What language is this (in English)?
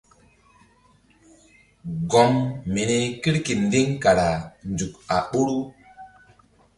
Mbum